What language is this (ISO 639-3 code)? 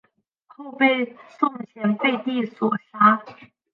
zho